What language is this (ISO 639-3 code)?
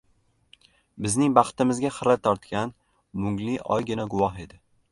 uzb